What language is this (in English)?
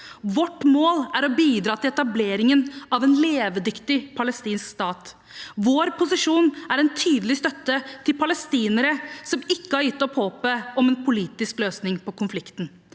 Norwegian